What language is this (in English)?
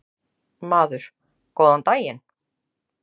Icelandic